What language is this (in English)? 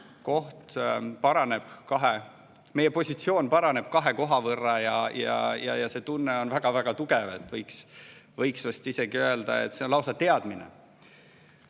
Estonian